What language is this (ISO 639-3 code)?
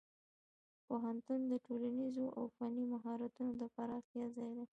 pus